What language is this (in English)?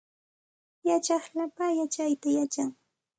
Santa Ana de Tusi Pasco Quechua